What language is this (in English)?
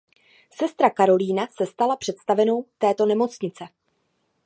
Czech